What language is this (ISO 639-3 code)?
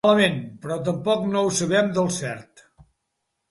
cat